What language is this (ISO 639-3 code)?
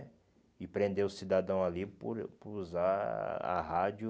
por